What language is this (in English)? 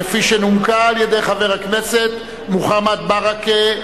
Hebrew